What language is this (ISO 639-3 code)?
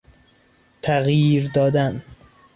fas